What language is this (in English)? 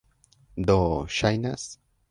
Esperanto